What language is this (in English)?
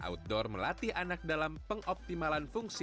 Indonesian